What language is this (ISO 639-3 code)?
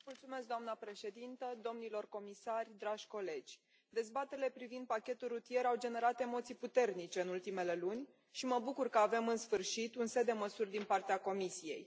ron